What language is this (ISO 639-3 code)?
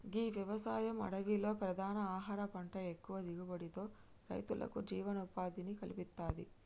tel